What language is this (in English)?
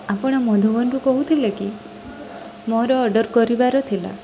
Odia